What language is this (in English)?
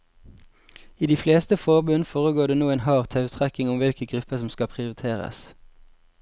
Norwegian